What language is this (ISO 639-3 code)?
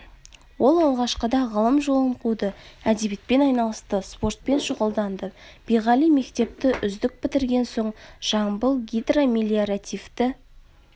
kaz